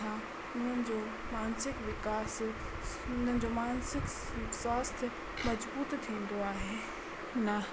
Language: Sindhi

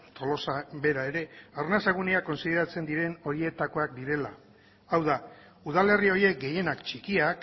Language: Basque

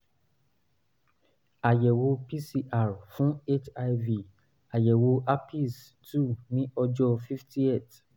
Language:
Yoruba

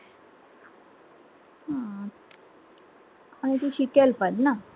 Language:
Marathi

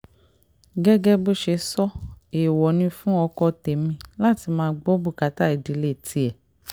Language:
Yoruba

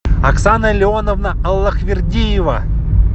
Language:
Russian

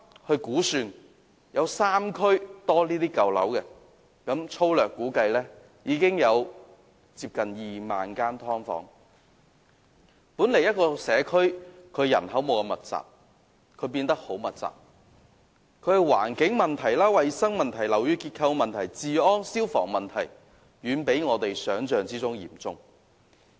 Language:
Cantonese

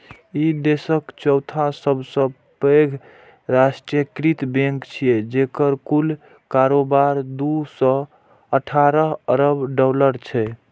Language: Maithili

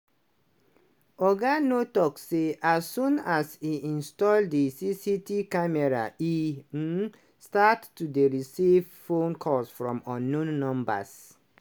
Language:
Nigerian Pidgin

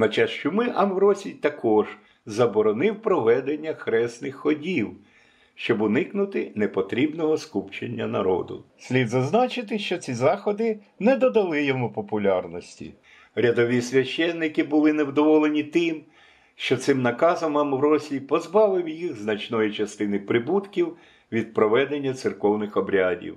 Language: Ukrainian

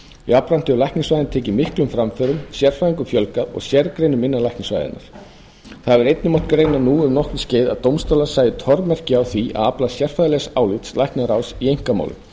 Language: Icelandic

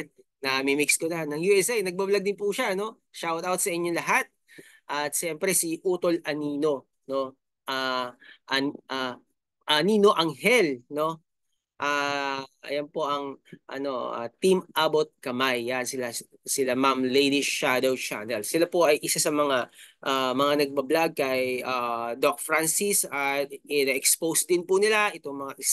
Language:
Filipino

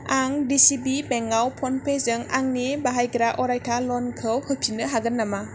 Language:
Bodo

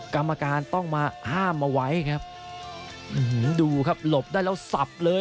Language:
Thai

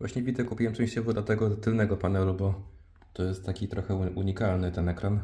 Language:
Polish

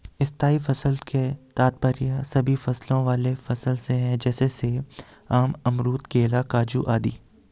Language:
Hindi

